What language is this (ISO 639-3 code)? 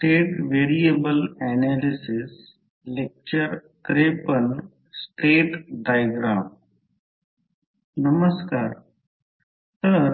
mar